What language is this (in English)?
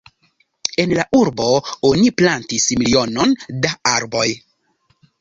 Esperanto